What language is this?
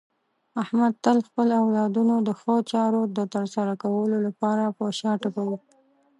Pashto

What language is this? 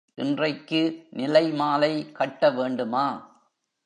Tamil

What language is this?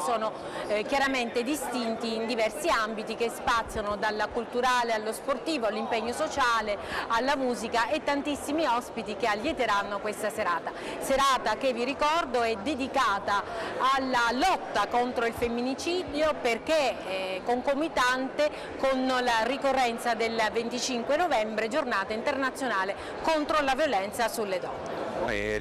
Italian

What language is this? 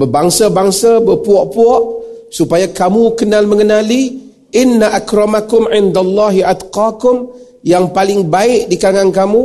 Malay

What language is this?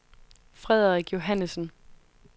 Danish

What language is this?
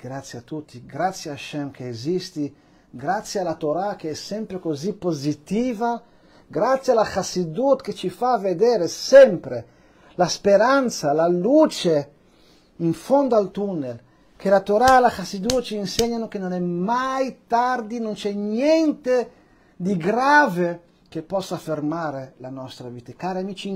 Italian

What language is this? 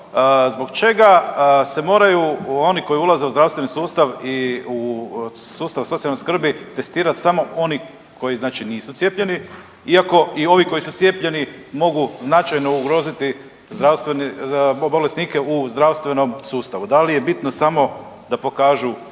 Croatian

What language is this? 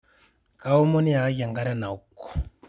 Masai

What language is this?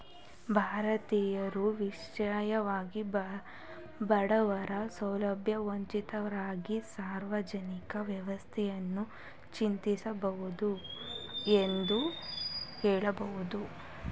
Kannada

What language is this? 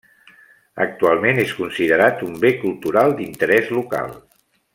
Catalan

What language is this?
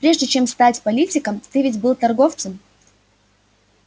Russian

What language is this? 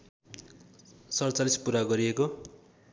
Nepali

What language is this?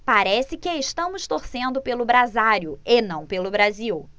Portuguese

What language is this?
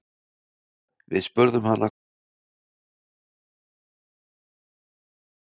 Icelandic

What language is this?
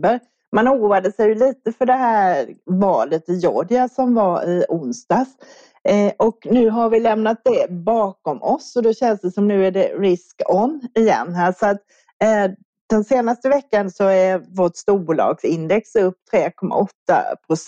Swedish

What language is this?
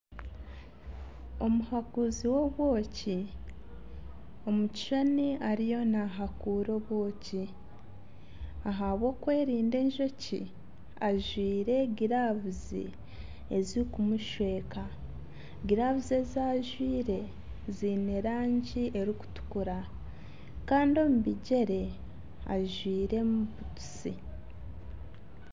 Nyankole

